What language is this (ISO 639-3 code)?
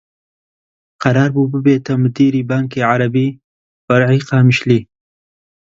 ckb